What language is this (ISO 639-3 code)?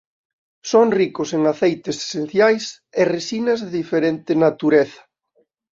glg